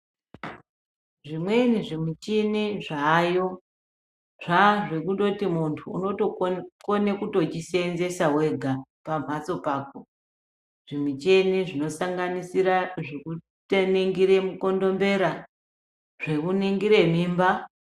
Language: Ndau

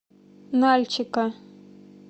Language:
Russian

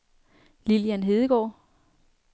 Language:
Danish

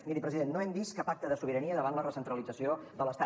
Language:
Catalan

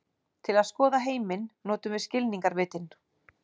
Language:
Icelandic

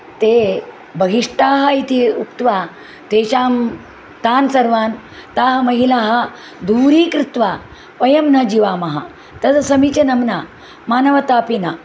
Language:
Sanskrit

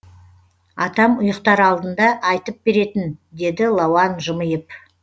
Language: Kazakh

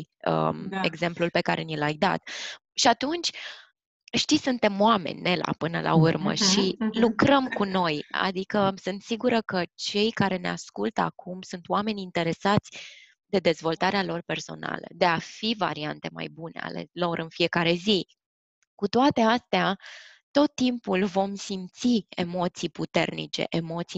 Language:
Romanian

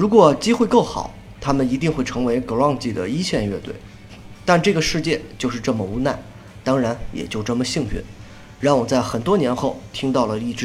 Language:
Chinese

